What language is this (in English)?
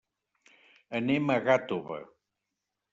Catalan